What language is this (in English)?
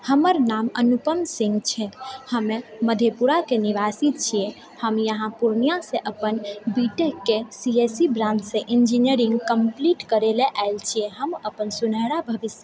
Maithili